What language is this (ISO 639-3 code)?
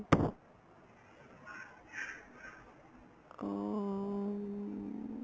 pan